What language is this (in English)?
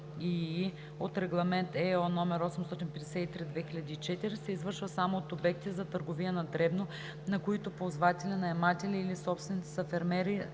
Bulgarian